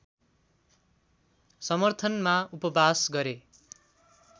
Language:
Nepali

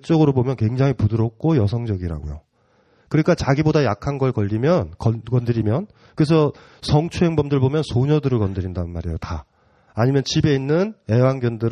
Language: Korean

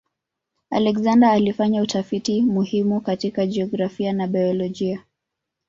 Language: Swahili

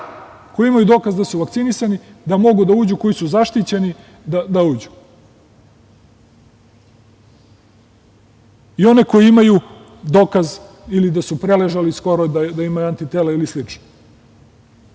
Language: Serbian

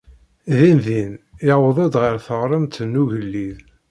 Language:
Kabyle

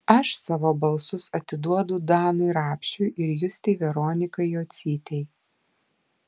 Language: Lithuanian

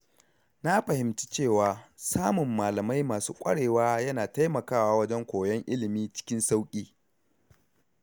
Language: Hausa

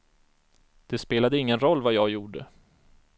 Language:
Swedish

